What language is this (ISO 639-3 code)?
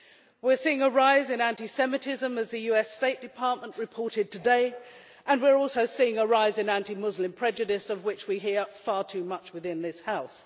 eng